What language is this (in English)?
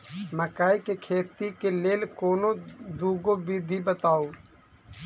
Maithili